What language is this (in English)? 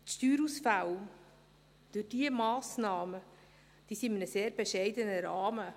Swiss German